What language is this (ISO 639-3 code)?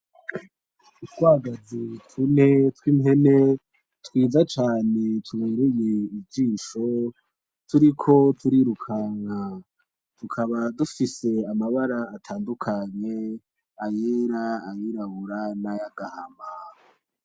run